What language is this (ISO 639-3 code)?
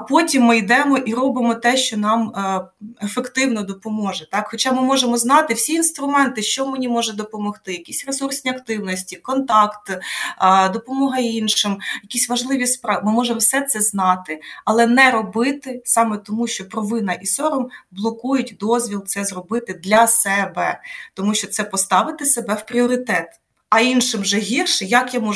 ukr